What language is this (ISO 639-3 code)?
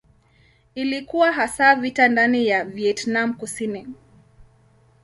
swa